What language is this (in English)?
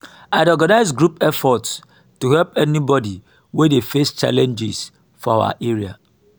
Nigerian Pidgin